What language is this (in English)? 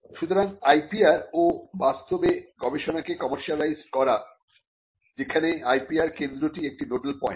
Bangla